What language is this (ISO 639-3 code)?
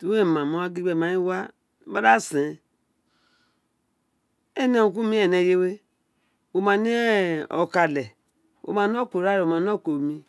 its